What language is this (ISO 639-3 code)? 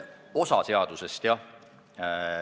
est